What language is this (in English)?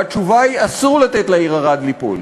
Hebrew